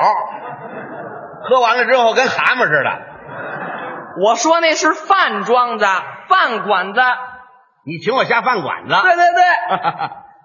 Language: Chinese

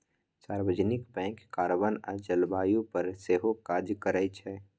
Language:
Maithili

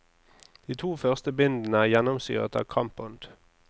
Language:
Norwegian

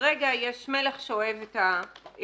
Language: Hebrew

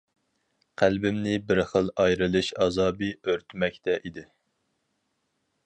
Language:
Uyghur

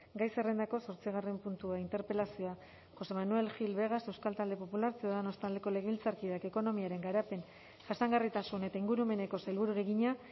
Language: Basque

